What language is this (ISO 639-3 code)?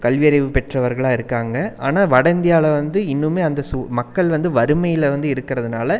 tam